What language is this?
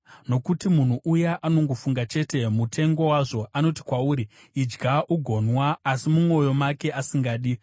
Shona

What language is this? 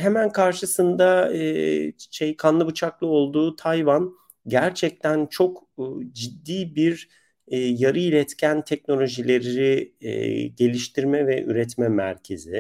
Turkish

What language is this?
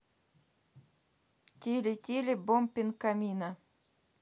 Russian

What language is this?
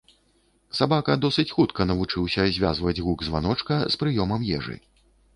Belarusian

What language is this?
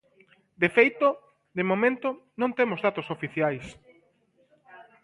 Galician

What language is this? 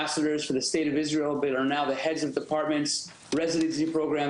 Hebrew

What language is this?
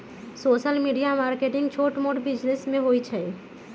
Magahi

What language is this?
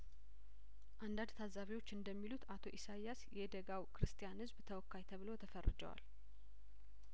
Amharic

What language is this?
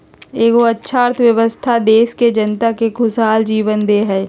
Magahi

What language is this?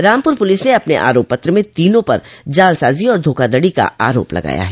Hindi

